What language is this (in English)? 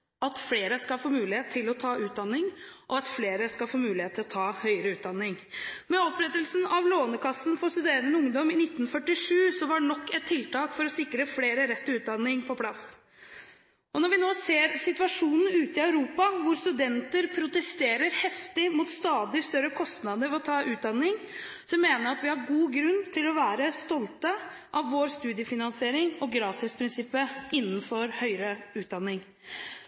Norwegian Bokmål